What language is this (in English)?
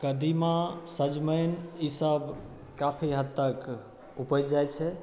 Maithili